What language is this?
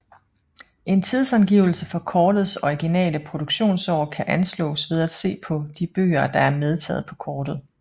Danish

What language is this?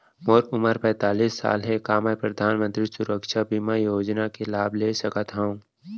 Chhattisgarhi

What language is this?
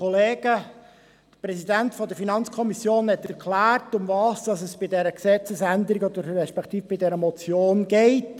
Swiss German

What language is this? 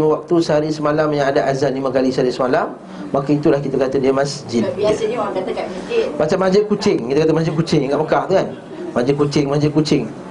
Malay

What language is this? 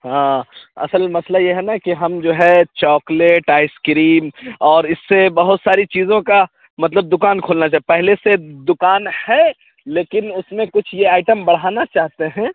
Urdu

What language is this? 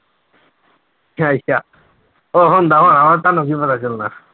Punjabi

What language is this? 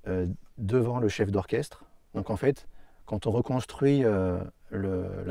French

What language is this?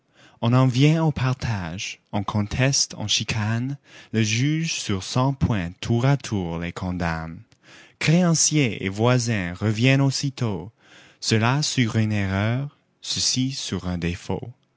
French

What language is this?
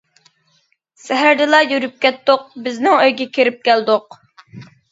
Uyghur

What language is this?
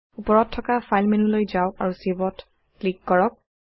Assamese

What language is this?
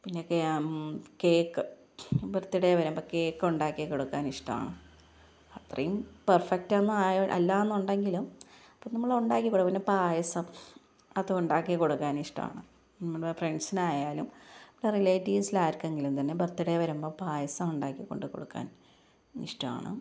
Malayalam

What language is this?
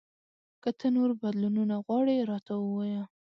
Pashto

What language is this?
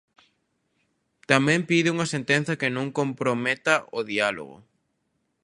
Galician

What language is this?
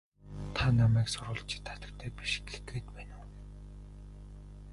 Mongolian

